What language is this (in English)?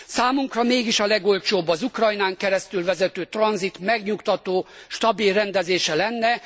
Hungarian